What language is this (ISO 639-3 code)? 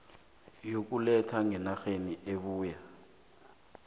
nbl